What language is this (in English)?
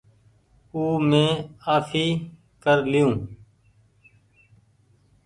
Goaria